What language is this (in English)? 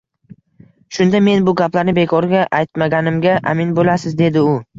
Uzbek